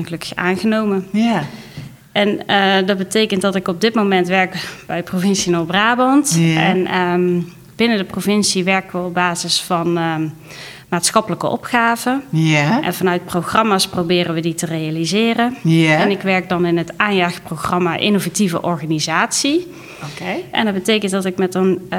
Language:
Dutch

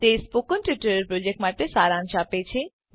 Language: Gujarati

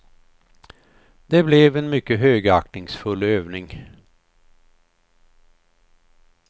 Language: Swedish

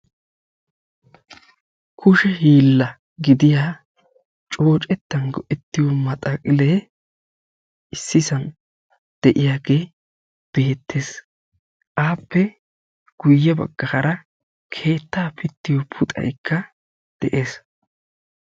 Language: Wolaytta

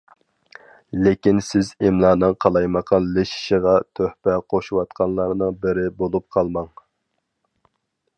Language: Uyghur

